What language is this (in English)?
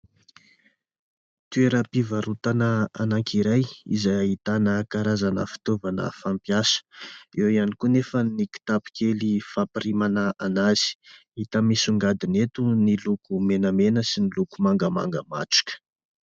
Malagasy